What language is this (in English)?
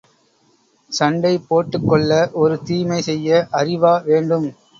Tamil